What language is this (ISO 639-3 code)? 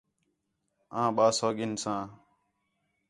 xhe